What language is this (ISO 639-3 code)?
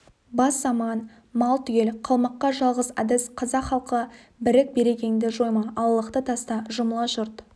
kaz